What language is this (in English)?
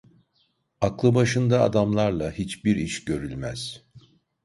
Turkish